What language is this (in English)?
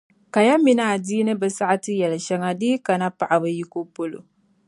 Dagbani